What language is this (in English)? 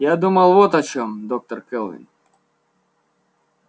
Russian